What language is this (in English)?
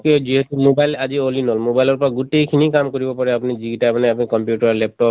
Assamese